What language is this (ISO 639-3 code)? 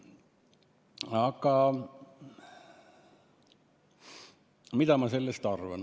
est